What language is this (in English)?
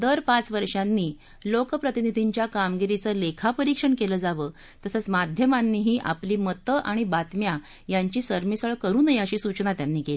Marathi